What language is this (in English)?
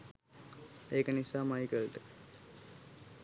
Sinhala